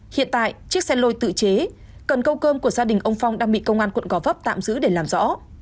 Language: Vietnamese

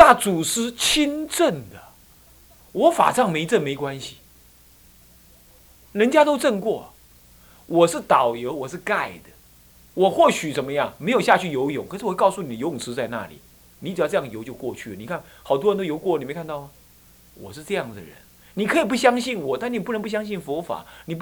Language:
Chinese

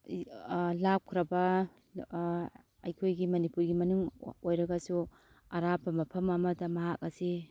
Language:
Manipuri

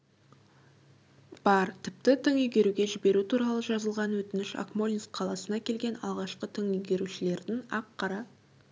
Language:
Kazakh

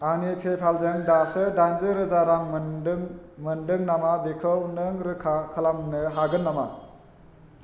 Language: Bodo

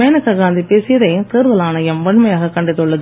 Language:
Tamil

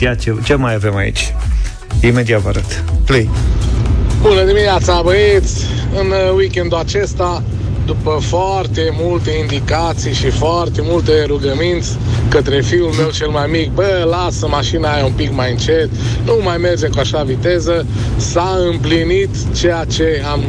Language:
Romanian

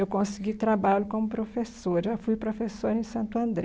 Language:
Portuguese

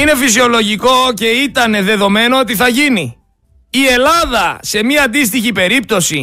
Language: Greek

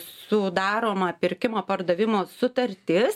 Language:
Lithuanian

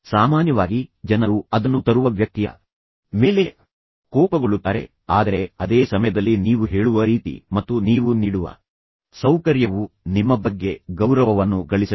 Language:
Kannada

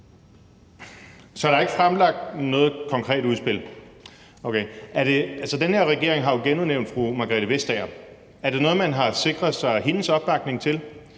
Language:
Danish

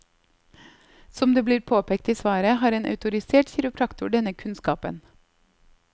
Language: Norwegian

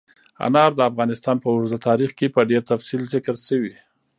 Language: Pashto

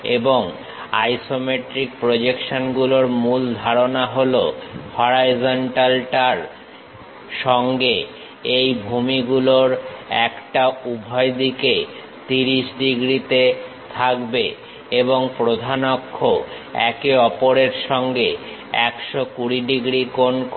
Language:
Bangla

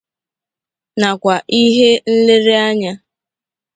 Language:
Igbo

